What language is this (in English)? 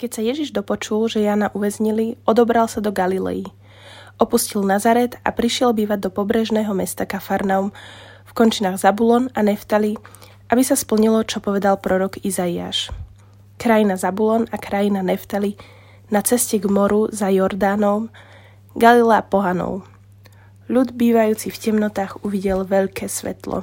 Slovak